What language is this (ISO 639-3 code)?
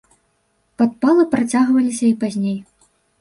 bel